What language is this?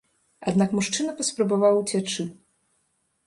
Belarusian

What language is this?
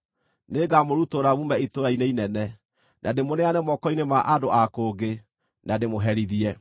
Kikuyu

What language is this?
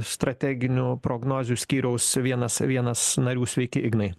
Lithuanian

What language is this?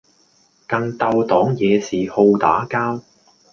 Cantonese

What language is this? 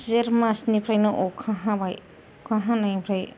Bodo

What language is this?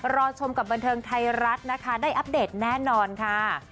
Thai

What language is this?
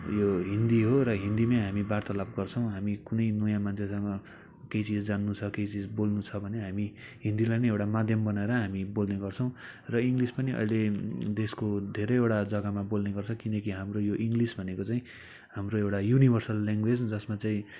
Nepali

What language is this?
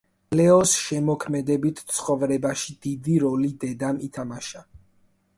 Georgian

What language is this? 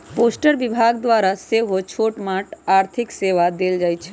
Magahi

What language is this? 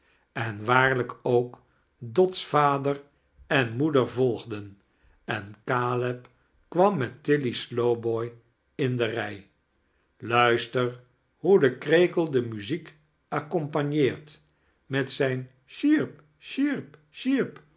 Dutch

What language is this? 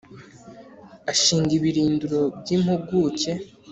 Kinyarwanda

